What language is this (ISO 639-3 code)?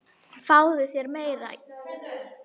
isl